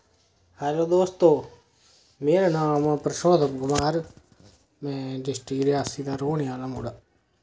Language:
Dogri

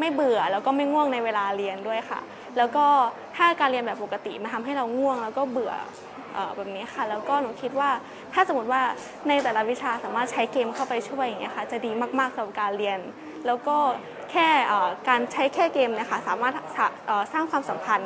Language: Thai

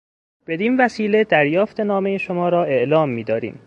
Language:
Persian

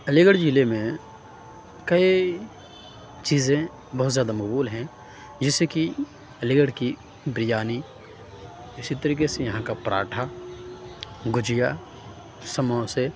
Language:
Urdu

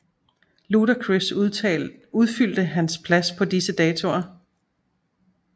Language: Danish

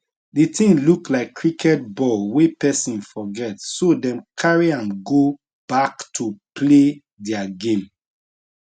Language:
Nigerian Pidgin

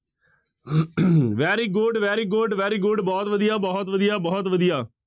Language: Punjabi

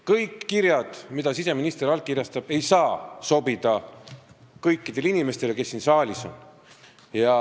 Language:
Estonian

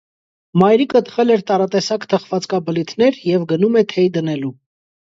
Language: Armenian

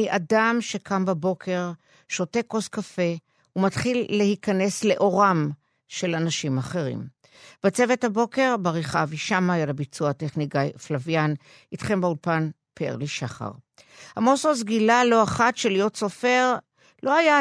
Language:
Hebrew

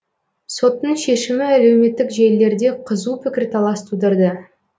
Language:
Kazakh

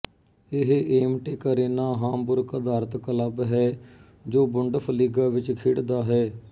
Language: Punjabi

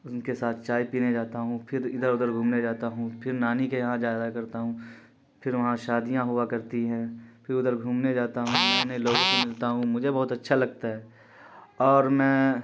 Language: Urdu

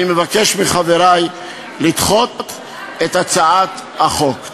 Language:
Hebrew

